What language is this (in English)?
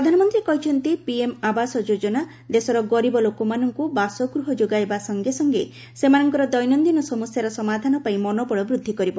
Odia